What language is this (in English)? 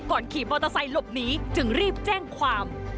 Thai